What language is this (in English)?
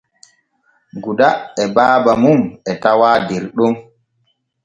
Borgu Fulfulde